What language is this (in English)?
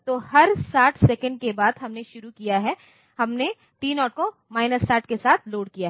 Hindi